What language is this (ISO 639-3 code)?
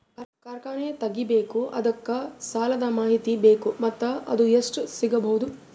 kan